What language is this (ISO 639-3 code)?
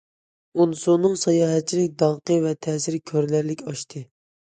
uig